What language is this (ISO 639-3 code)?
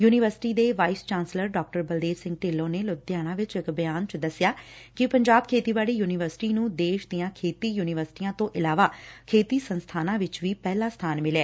pan